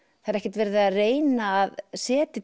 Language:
Icelandic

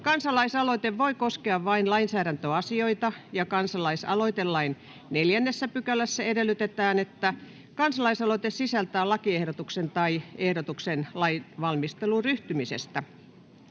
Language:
Finnish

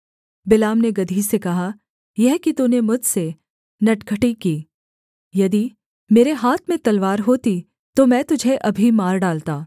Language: Hindi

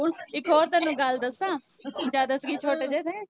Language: Punjabi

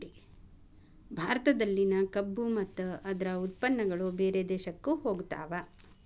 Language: Kannada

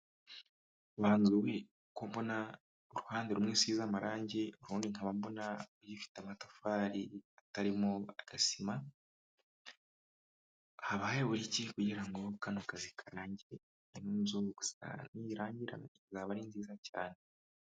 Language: Kinyarwanda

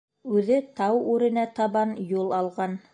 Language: Bashkir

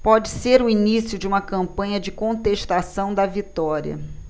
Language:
Portuguese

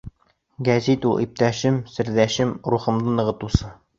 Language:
Bashkir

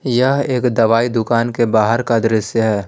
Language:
Hindi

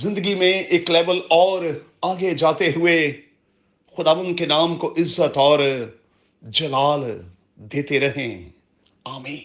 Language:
Urdu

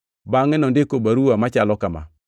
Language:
Luo (Kenya and Tanzania)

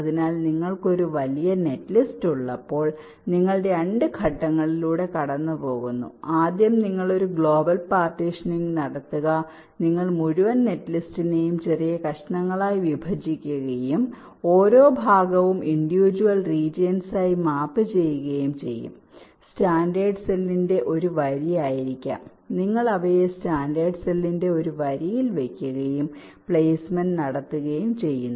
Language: Malayalam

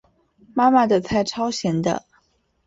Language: Chinese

